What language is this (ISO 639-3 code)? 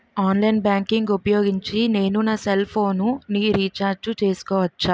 tel